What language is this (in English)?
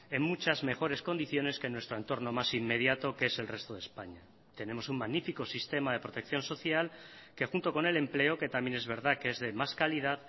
Spanish